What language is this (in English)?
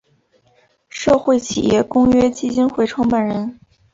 Chinese